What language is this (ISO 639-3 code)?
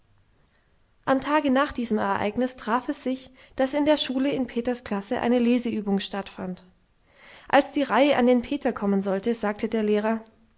deu